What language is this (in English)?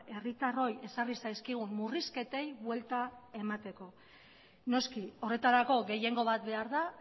Basque